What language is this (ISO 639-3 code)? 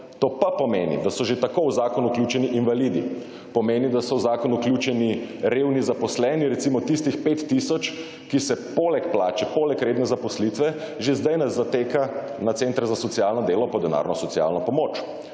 slv